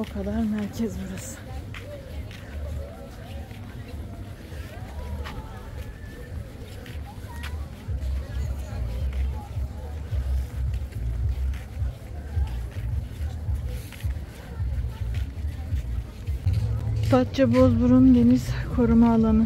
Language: Turkish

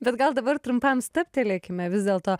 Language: Lithuanian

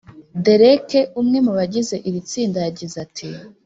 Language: Kinyarwanda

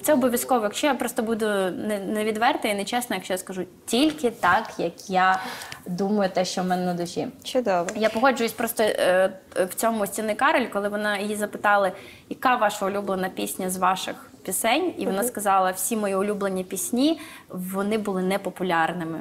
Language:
Ukrainian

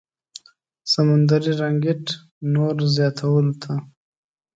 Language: Pashto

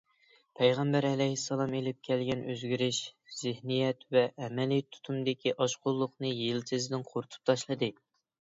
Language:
Uyghur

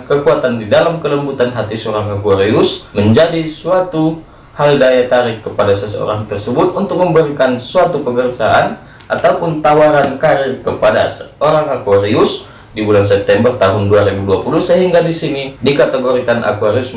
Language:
Indonesian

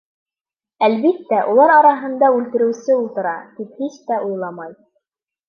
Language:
Bashkir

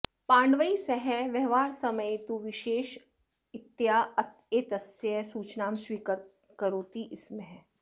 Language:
Sanskrit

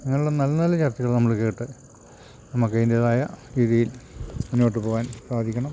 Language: Malayalam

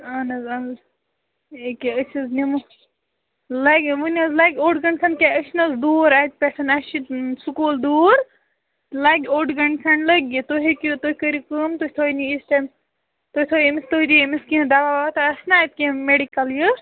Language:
Kashmiri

